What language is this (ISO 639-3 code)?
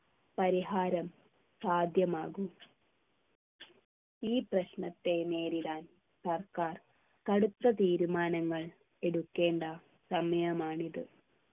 mal